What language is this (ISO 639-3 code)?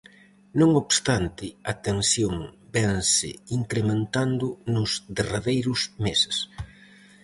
glg